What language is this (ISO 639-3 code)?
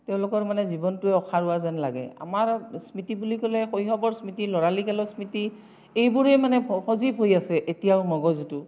asm